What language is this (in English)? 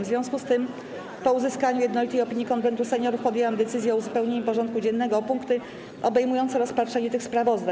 Polish